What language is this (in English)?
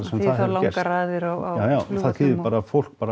Icelandic